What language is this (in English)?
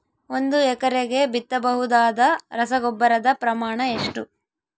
Kannada